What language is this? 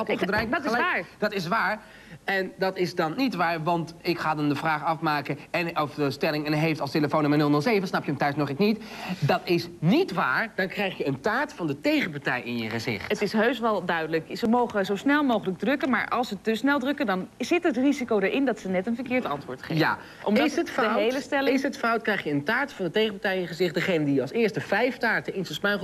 Dutch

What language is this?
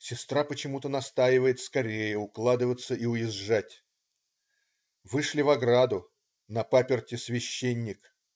Russian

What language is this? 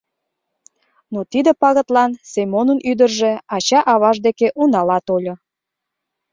Mari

